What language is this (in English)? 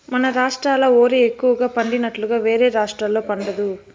Telugu